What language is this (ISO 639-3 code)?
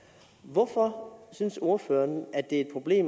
dan